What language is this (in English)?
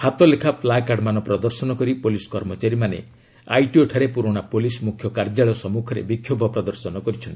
Odia